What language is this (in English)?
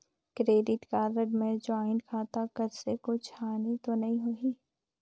Chhattisgarhi